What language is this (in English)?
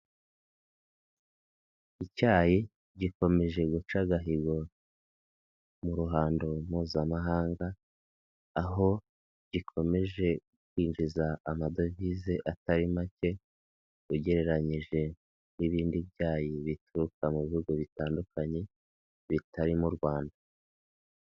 Kinyarwanda